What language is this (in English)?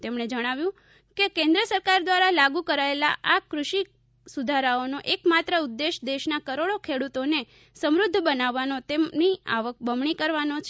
Gujarati